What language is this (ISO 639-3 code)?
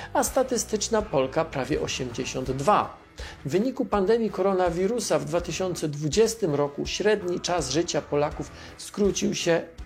pol